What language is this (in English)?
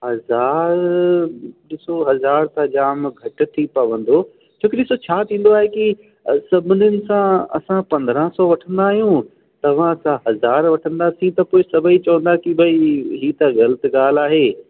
Sindhi